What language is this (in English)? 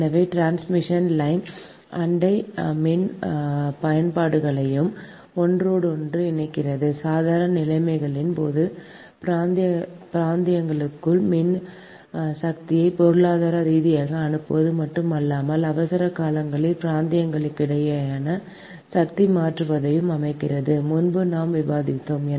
Tamil